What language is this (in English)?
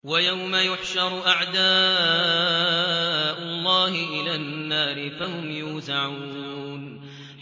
Arabic